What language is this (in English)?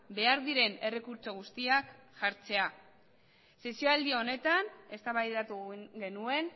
Basque